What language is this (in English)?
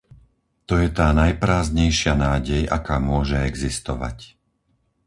Slovak